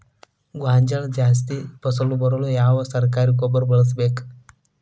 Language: Kannada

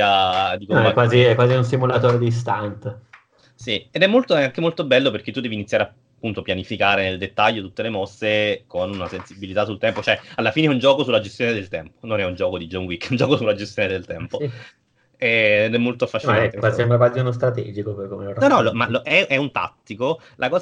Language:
Italian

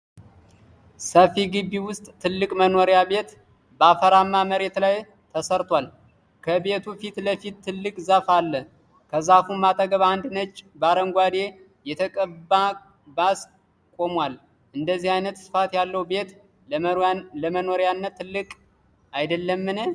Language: Amharic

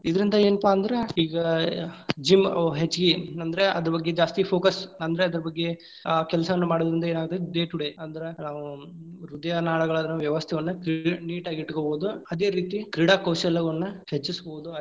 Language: Kannada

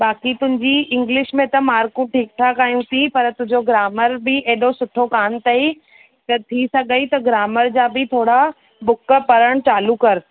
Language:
Sindhi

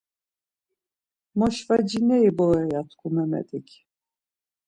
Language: Laz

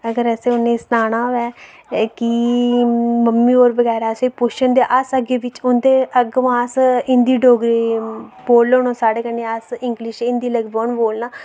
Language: Dogri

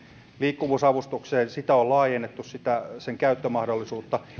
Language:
Finnish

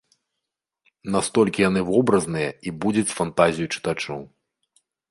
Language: Belarusian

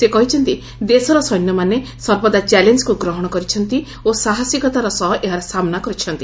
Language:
Odia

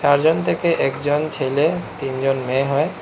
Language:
Bangla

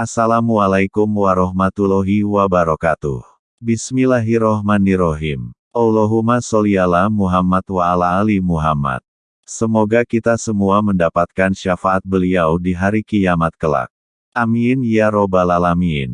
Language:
Indonesian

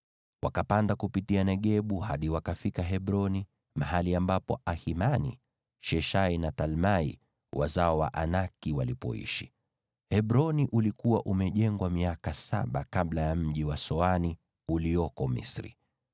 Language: Swahili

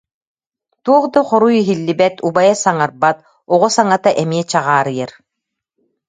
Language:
Yakut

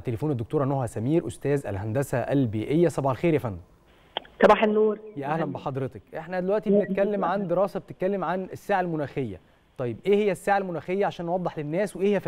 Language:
Arabic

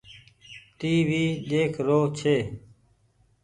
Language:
Goaria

